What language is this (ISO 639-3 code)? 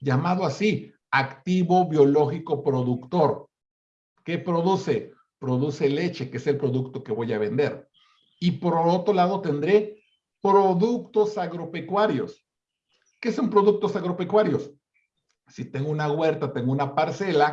spa